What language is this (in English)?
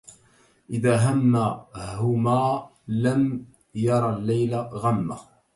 Arabic